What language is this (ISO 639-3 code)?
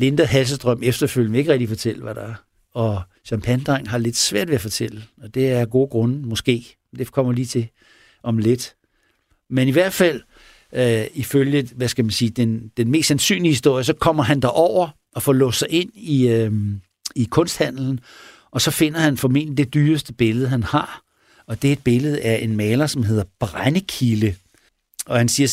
dan